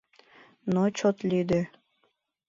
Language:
Mari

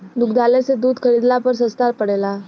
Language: Bhojpuri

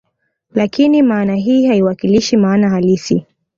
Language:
Swahili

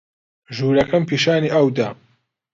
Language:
Central Kurdish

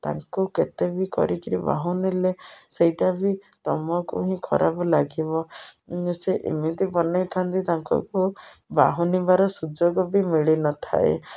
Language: Odia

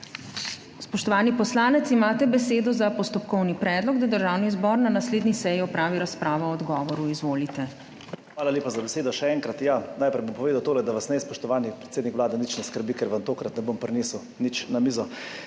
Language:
Slovenian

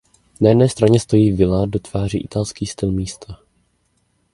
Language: Czech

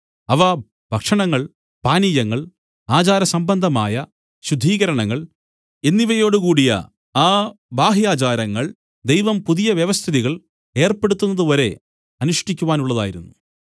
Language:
Malayalam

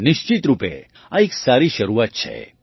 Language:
Gujarati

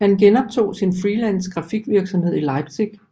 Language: Danish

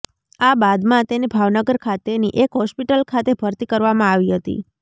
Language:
Gujarati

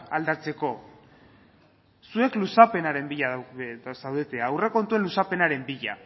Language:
Basque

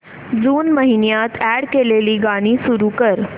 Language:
Marathi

